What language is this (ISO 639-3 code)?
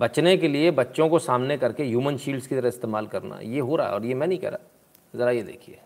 hin